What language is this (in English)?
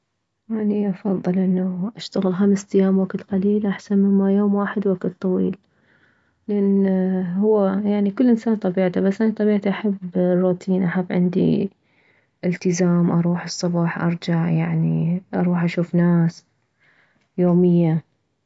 Mesopotamian Arabic